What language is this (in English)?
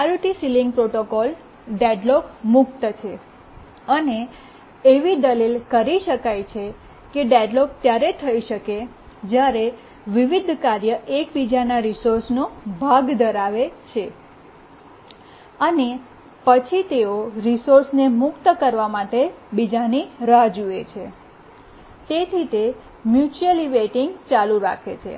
Gujarati